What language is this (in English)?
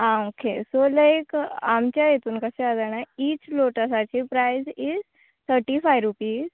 Konkani